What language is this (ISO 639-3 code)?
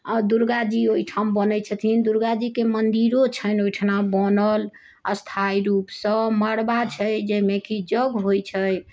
mai